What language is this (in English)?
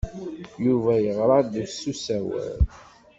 Kabyle